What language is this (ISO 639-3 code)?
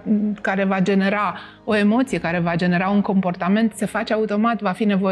ron